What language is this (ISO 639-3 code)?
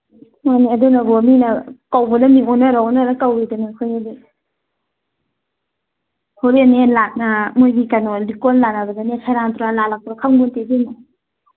mni